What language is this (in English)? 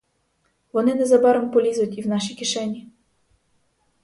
Ukrainian